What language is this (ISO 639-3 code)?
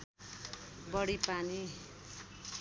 nep